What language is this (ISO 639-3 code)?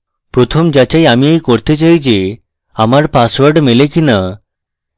ben